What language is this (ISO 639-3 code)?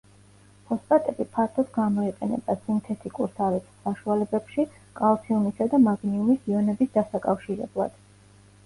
kat